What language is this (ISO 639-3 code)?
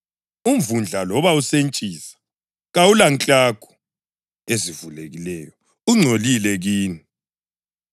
nde